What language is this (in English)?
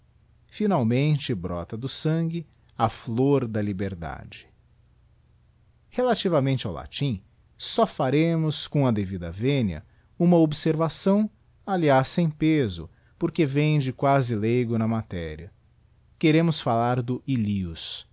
Portuguese